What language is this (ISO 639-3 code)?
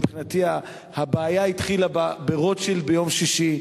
heb